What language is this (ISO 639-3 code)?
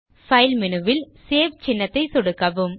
tam